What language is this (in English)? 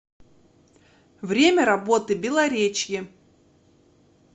Russian